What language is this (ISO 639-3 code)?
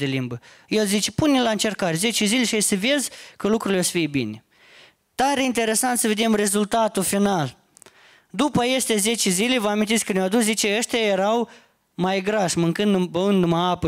ron